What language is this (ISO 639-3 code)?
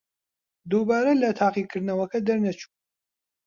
ckb